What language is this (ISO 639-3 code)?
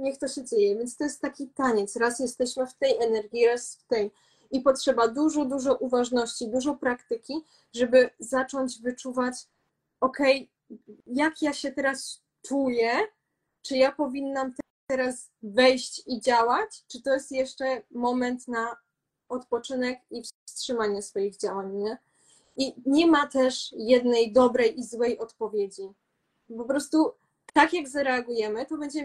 pol